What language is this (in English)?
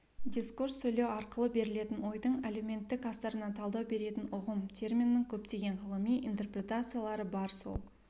Kazakh